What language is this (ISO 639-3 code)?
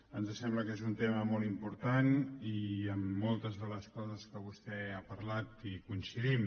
cat